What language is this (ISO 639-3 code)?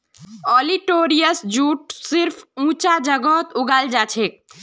mag